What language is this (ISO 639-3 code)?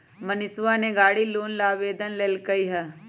mag